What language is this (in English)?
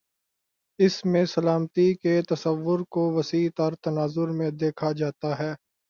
Urdu